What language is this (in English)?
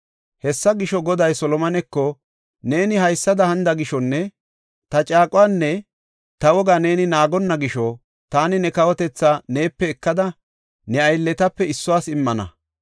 Gofa